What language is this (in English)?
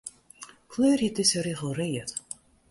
Western Frisian